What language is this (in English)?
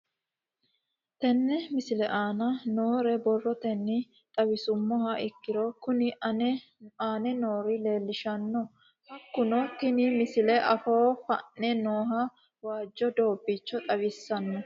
Sidamo